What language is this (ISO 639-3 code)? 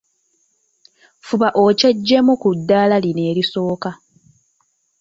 lug